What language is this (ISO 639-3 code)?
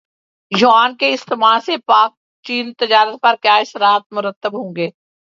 urd